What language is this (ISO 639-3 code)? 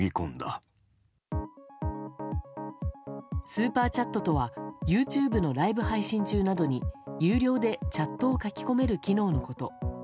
jpn